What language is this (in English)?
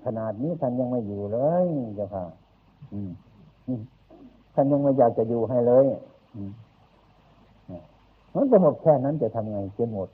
Thai